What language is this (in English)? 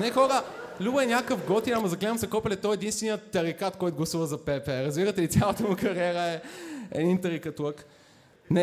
Bulgarian